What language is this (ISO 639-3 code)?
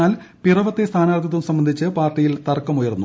mal